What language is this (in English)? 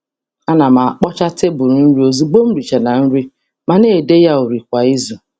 Igbo